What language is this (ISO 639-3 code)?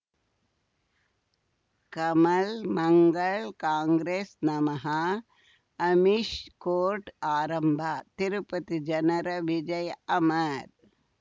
kan